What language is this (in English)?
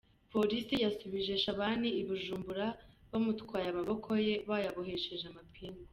Kinyarwanda